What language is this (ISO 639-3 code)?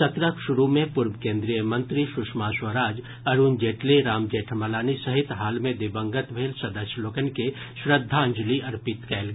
mai